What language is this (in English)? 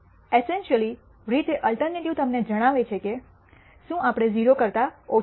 Gujarati